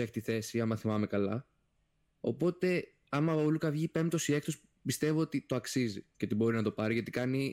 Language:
Greek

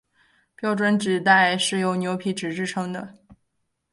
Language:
Chinese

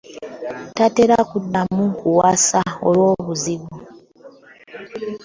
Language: Ganda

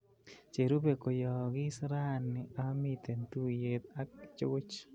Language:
Kalenjin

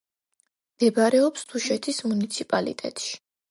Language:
Georgian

